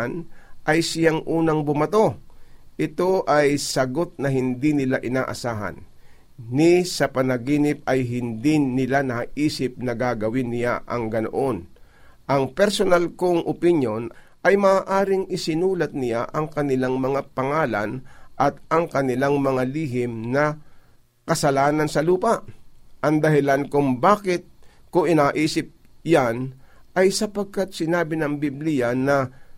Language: Filipino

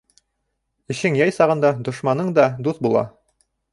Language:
Bashkir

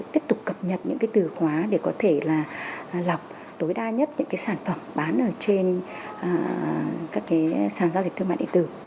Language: Vietnamese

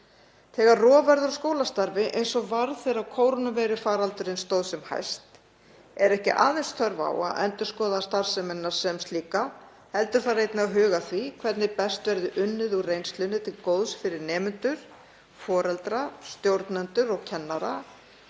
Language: Icelandic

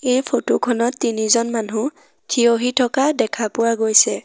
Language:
Assamese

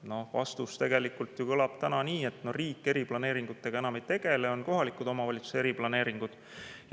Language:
Estonian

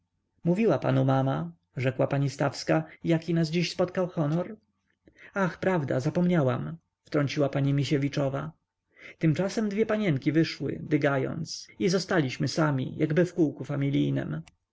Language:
Polish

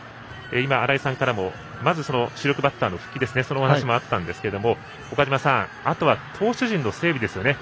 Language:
Japanese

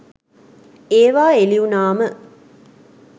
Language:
Sinhala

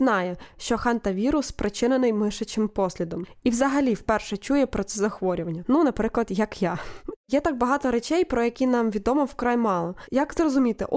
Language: Ukrainian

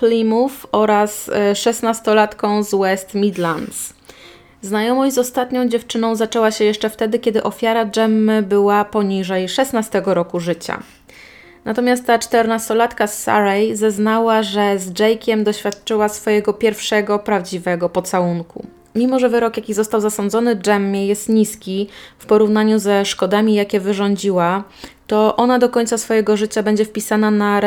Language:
Polish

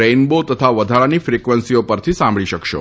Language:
Gujarati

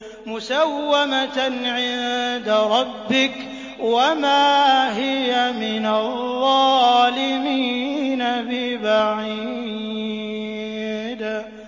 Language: Arabic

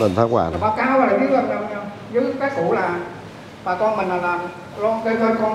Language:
Vietnamese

